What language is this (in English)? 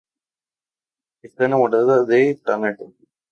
Spanish